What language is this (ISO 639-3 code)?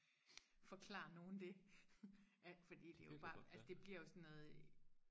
dan